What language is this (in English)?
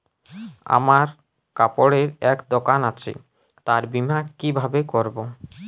Bangla